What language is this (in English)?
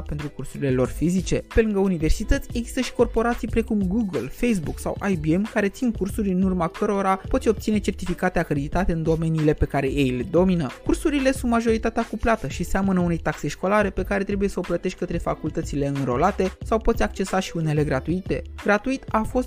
Romanian